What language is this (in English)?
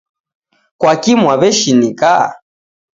Taita